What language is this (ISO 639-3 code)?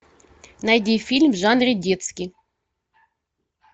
rus